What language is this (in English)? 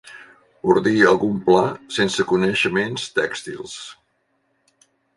Catalan